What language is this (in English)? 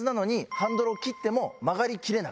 Japanese